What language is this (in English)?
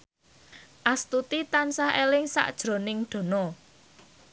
Javanese